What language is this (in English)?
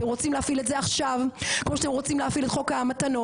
Hebrew